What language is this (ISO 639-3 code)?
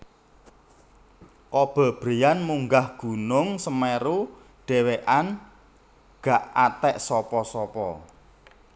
jav